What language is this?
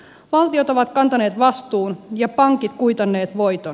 Finnish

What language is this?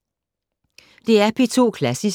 Danish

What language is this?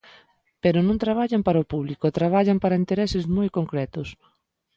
Galician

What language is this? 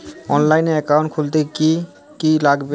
Bangla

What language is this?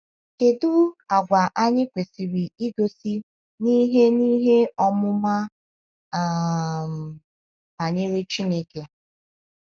Igbo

